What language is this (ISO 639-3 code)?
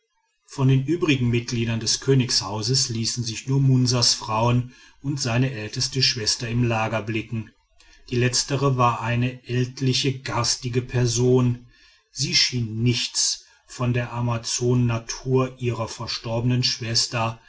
deu